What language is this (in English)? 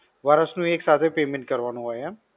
Gujarati